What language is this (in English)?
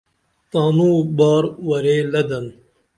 Dameli